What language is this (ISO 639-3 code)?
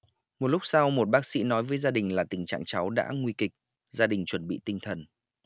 vie